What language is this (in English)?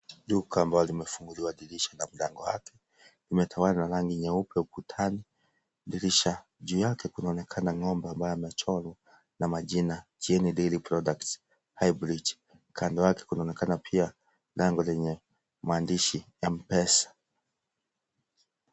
Swahili